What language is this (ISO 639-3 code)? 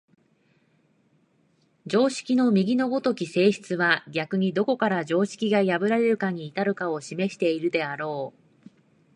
jpn